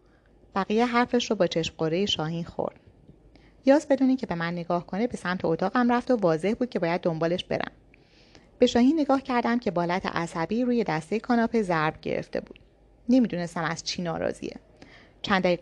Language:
Persian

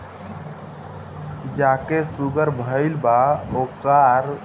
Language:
Bhojpuri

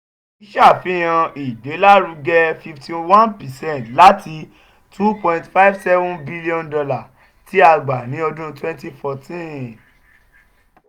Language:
Yoruba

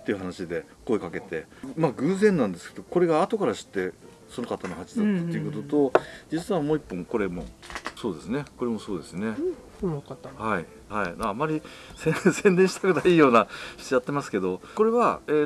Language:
Japanese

